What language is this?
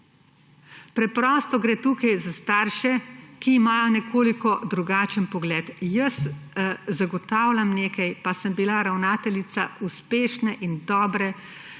Slovenian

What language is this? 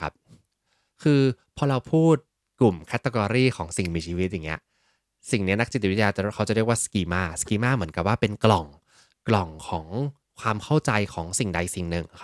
Thai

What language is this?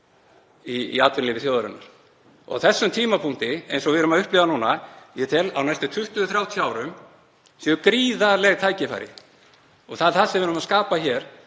Icelandic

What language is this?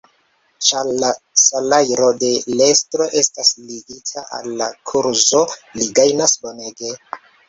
Esperanto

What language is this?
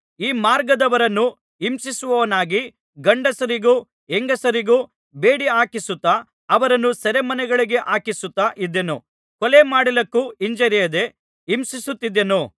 Kannada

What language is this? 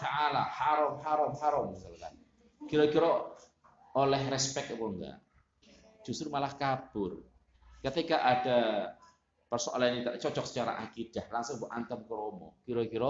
Indonesian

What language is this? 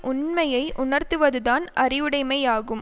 Tamil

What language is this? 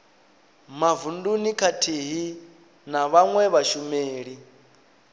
Venda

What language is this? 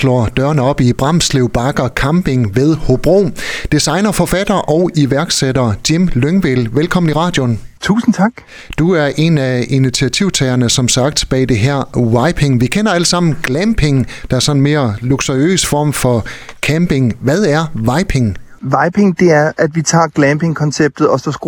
Danish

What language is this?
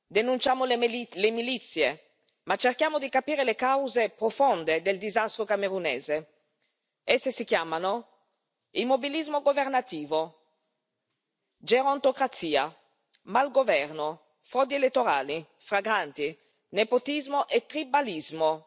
Italian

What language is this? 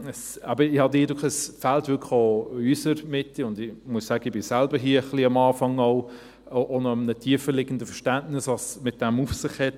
Swiss German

